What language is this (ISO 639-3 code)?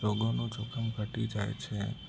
guj